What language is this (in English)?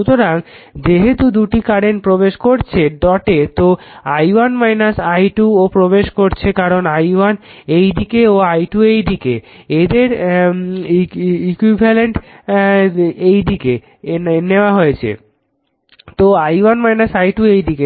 Bangla